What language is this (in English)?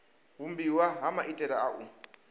Venda